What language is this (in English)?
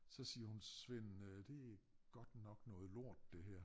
Danish